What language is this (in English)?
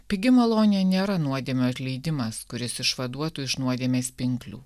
Lithuanian